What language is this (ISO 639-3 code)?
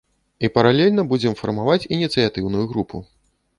bel